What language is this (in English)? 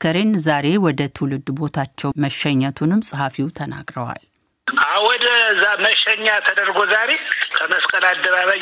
Amharic